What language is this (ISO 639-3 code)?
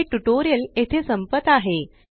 mar